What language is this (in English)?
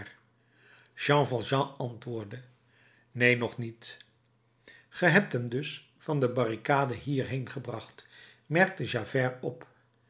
Dutch